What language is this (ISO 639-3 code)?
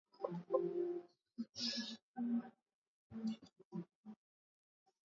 swa